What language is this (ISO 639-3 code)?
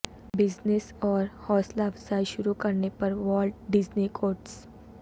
urd